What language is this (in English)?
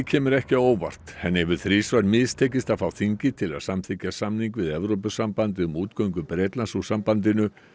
Icelandic